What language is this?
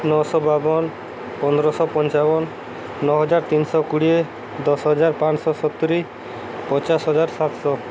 Odia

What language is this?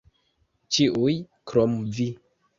Esperanto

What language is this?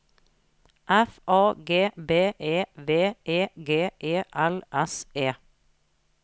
Norwegian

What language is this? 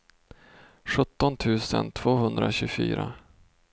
Swedish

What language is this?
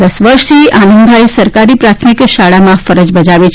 Gujarati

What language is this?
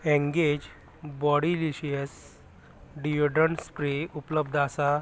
Konkani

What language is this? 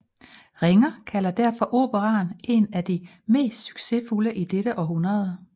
Danish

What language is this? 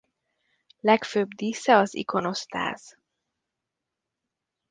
Hungarian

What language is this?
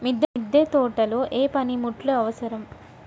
Telugu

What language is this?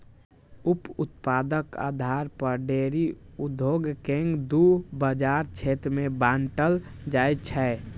Maithili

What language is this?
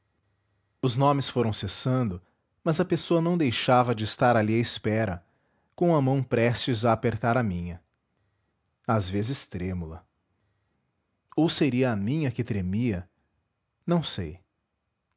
Portuguese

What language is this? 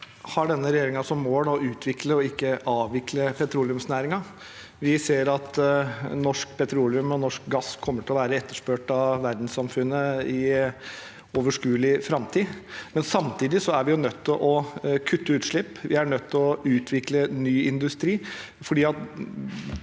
Norwegian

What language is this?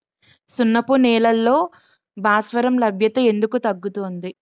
Telugu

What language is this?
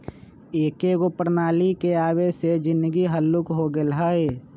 Magahi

